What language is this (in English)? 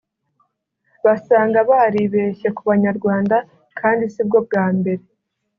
Kinyarwanda